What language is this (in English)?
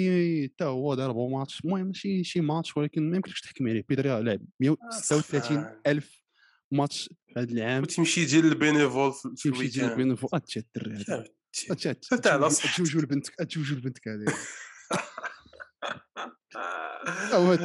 Arabic